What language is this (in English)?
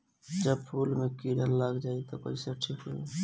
Bhojpuri